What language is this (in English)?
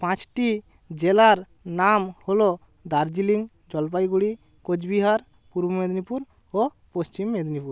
Bangla